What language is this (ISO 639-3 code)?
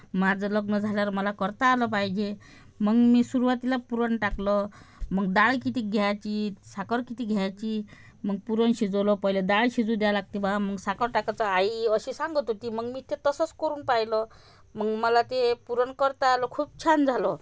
mar